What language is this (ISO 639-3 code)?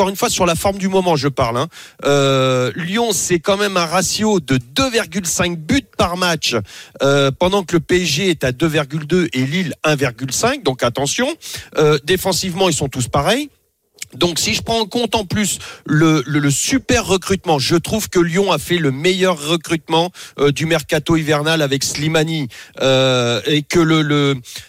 fra